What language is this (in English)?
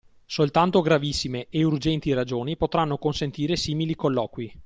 Italian